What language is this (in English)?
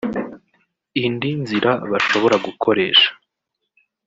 Kinyarwanda